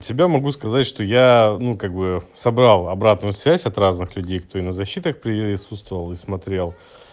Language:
Russian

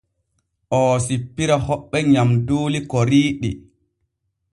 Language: Borgu Fulfulde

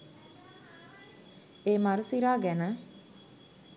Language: Sinhala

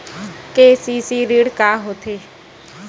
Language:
Chhattisgarhi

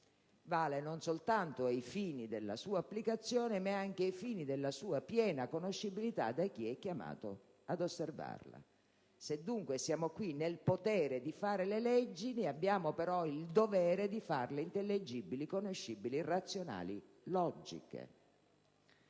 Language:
Italian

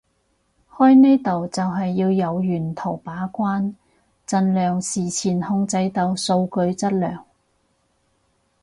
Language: Cantonese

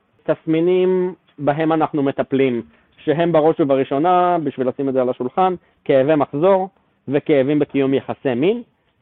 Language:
Hebrew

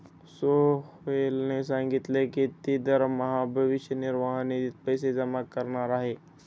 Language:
Marathi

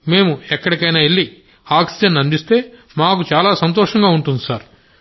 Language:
Telugu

